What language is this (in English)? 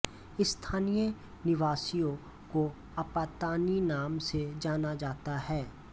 Hindi